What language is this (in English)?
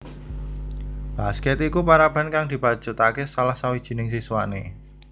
Javanese